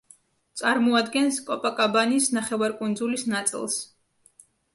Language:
Georgian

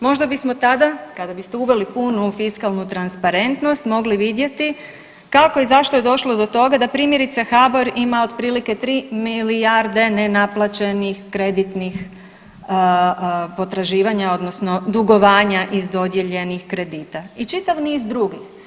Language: Croatian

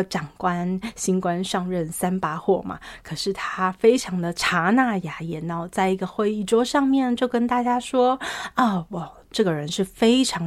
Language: Chinese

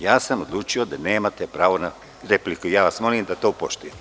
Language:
Serbian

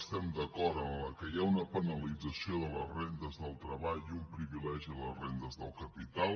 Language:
Catalan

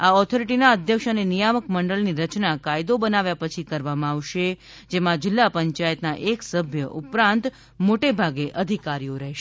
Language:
Gujarati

